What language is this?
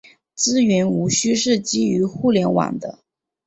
Chinese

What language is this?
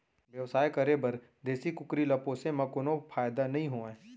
Chhattisgarhi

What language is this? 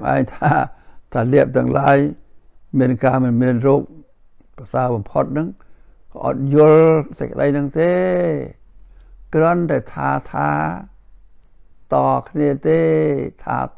Thai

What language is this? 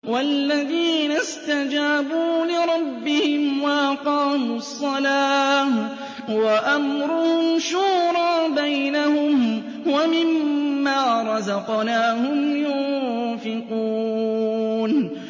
Arabic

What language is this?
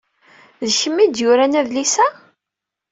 Kabyle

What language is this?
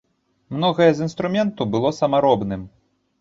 Belarusian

